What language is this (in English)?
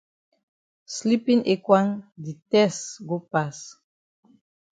Cameroon Pidgin